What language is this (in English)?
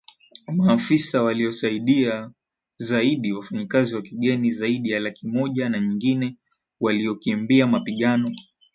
Swahili